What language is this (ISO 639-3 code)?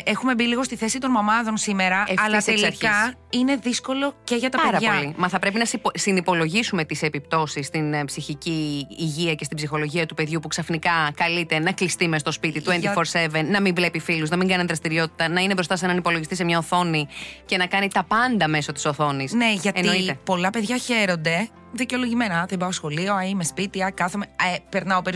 ell